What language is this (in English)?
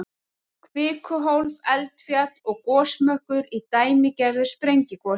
Icelandic